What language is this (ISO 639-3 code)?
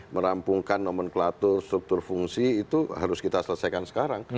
ind